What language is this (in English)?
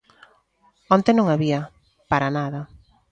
Galician